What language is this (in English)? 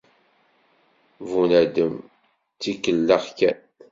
Kabyle